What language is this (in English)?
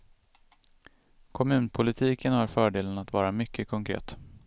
Swedish